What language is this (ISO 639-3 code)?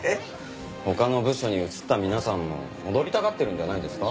jpn